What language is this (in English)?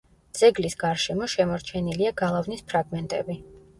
Georgian